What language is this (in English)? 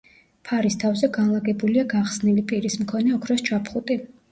Georgian